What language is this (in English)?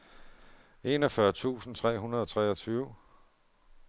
Danish